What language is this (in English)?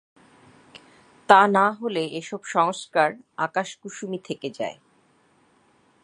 Bangla